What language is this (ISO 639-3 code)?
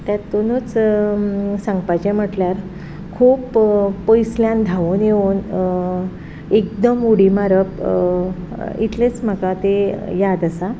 kok